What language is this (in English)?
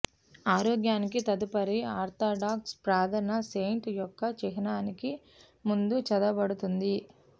Telugu